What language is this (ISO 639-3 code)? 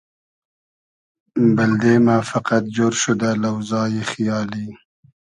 haz